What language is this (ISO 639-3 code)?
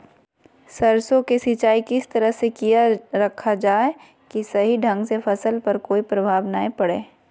mag